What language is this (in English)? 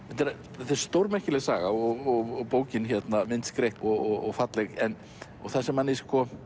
Icelandic